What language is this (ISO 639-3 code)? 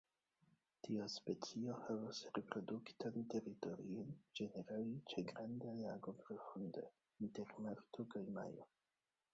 epo